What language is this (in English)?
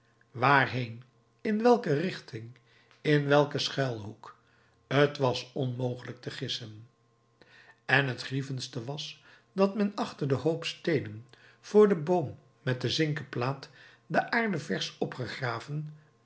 Dutch